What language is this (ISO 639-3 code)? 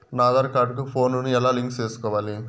tel